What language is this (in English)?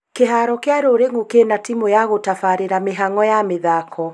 Kikuyu